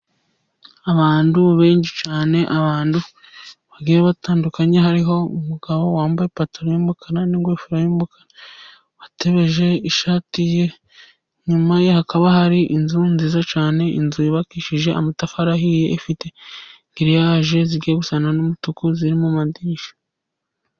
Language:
Kinyarwanda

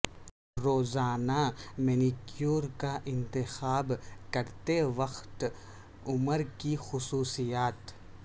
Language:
Urdu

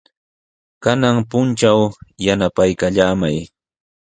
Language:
Sihuas Ancash Quechua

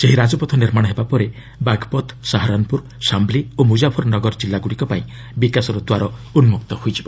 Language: Odia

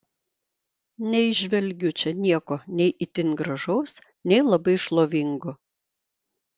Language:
Lithuanian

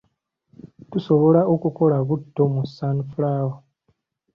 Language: Ganda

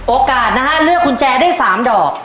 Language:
Thai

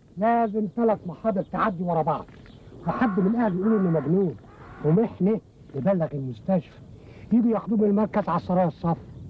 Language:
Arabic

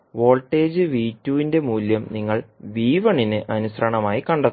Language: Malayalam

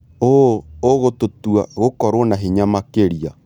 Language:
Kikuyu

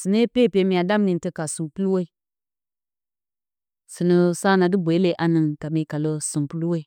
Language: Bacama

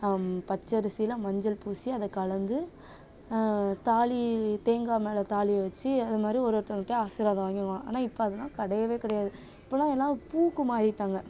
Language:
Tamil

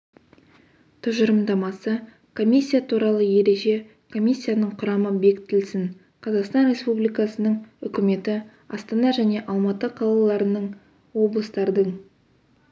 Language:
Kazakh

